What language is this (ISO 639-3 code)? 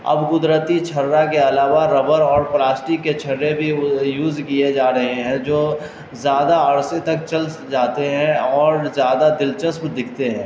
urd